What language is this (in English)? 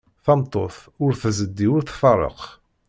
Kabyle